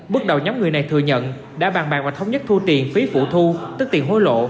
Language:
Vietnamese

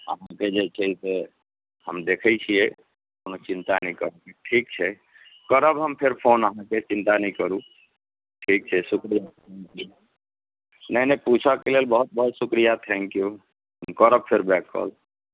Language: Maithili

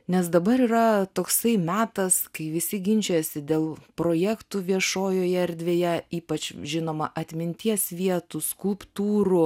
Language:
Lithuanian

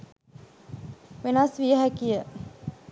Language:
Sinhala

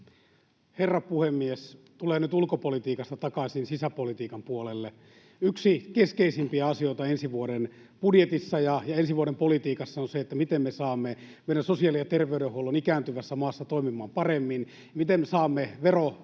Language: Finnish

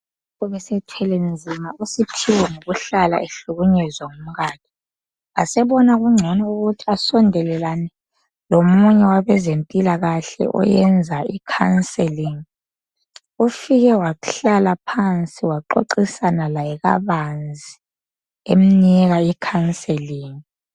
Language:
North Ndebele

